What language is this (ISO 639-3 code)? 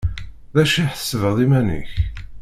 kab